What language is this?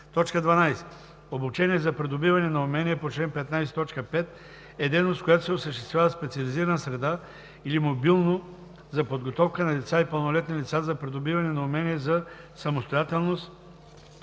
Bulgarian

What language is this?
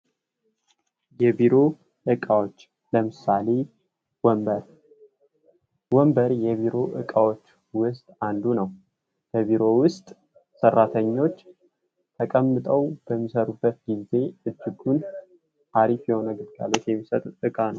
Amharic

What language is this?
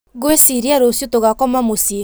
Kikuyu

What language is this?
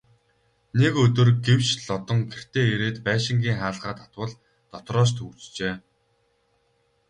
Mongolian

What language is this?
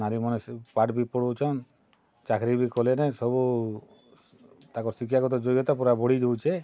Odia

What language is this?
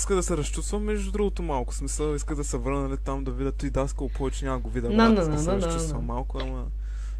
Bulgarian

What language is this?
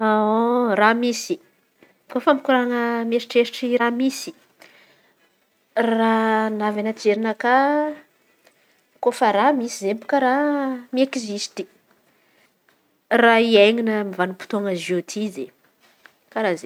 Antankarana Malagasy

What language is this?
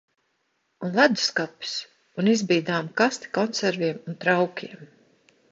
Latvian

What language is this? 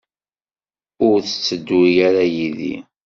Kabyle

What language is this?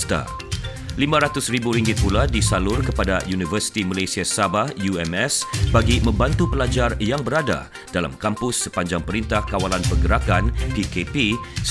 Malay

